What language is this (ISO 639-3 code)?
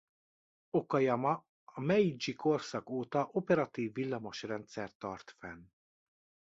hun